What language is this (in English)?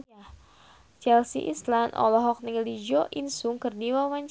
Sundanese